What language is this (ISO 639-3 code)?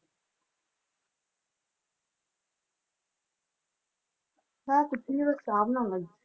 pan